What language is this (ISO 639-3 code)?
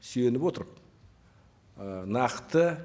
kaz